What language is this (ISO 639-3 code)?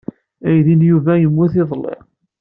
kab